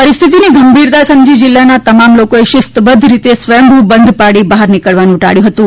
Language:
Gujarati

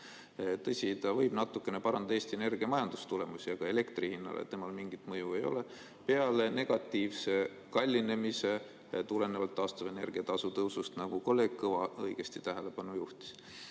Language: Estonian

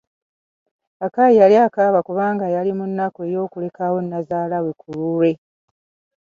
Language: Ganda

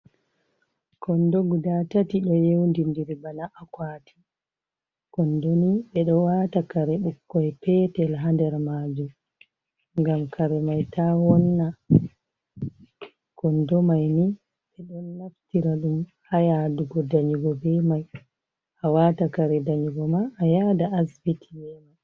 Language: Fula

